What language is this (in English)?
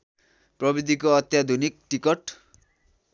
Nepali